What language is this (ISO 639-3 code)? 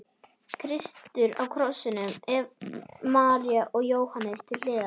isl